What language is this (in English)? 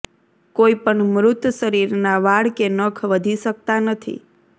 Gujarati